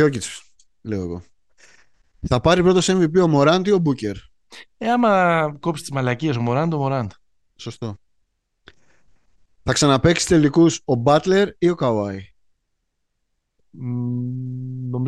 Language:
Greek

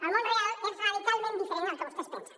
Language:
Catalan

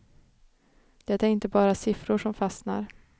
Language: Swedish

